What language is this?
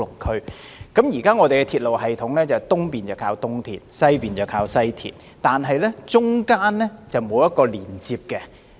Cantonese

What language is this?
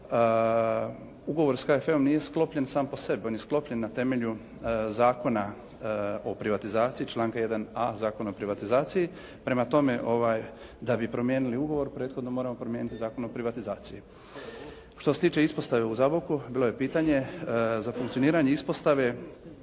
Croatian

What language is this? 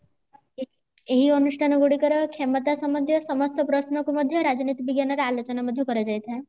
Odia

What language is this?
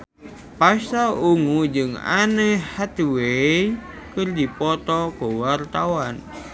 Sundanese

